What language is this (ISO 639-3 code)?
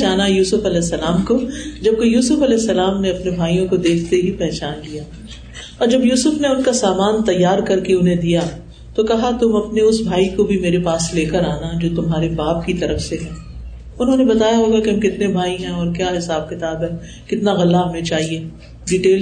urd